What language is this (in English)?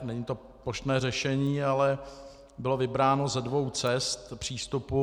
Czech